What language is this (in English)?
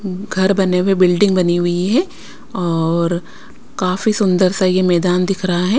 Hindi